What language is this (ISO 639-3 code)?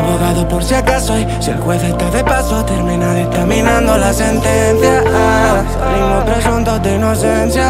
ron